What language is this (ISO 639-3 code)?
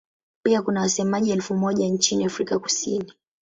swa